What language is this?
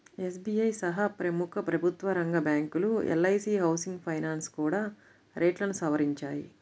Telugu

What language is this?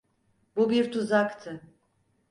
Turkish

